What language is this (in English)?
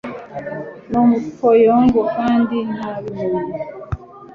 Kinyarwanda